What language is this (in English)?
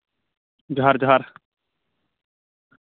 Santali